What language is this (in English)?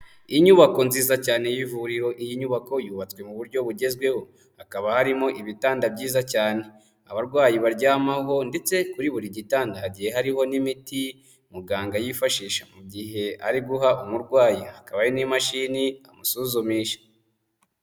Kinyarwanda